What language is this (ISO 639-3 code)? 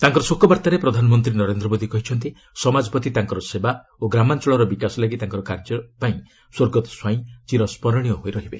ori